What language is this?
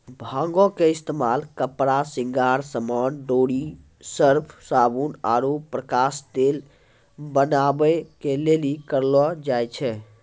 Maithili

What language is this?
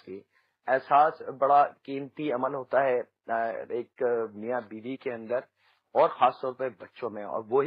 Hindi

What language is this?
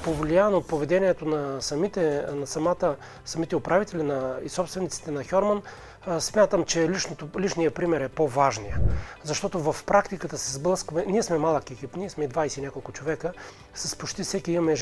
Bulgarian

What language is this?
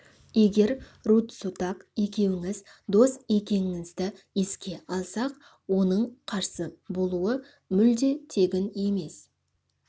Kazakh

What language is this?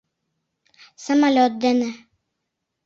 Mari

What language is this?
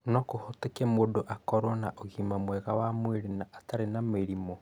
Kikuyu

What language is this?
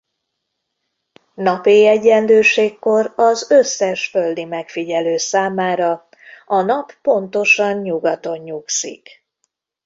Hungarian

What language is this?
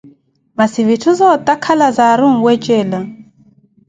Koti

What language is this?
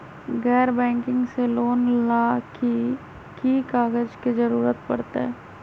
Magahi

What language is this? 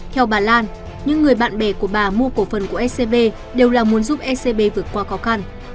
Vietnamese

